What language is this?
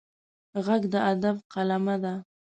Pashto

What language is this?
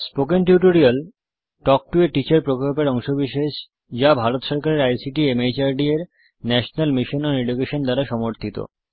Bangla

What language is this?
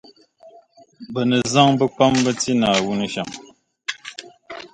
Dagbani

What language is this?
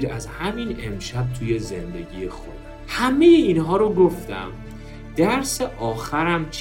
Persian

